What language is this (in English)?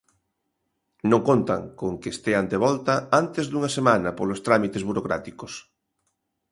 Galician